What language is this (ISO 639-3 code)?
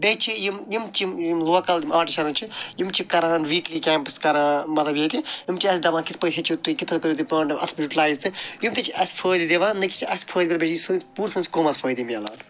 kas